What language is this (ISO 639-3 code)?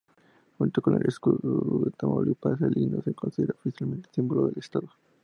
spa